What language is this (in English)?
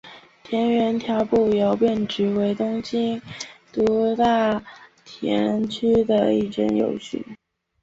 Chinese